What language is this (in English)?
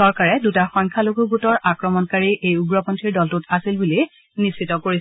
Assamese